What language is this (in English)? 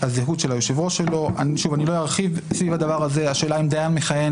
Hebrew